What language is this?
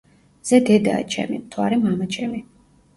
Georgian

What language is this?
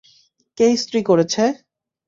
Bangla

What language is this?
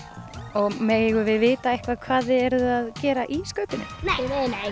Icelandic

